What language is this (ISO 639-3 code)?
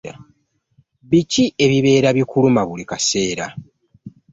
lug